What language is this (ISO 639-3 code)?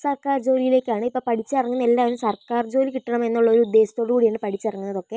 mal